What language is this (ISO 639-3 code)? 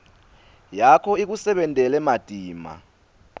ssw